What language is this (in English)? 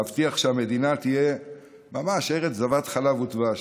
Hebrew